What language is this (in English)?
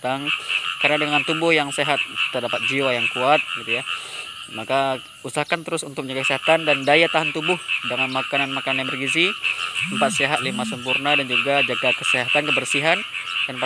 Indonesian